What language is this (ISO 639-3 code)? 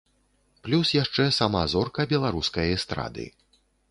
bel